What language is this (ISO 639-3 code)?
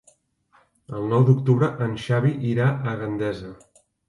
cat